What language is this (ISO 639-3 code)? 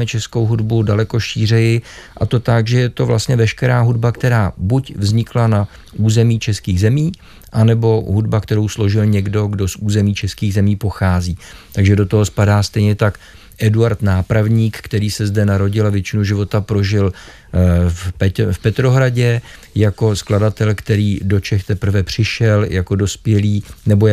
ces